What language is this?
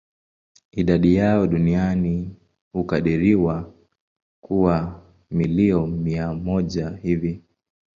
Swahili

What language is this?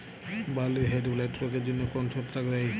Bangla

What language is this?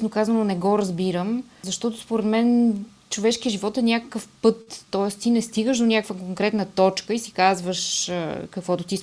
Bulgarian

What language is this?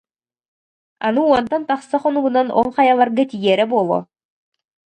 Yakut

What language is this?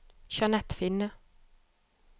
Norwegian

